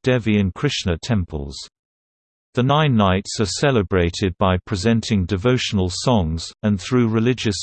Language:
English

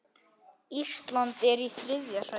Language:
Icelandic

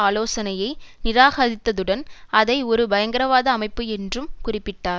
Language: Tamil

